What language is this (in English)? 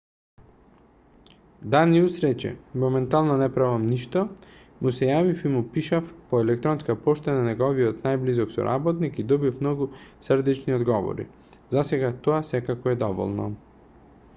Macedonian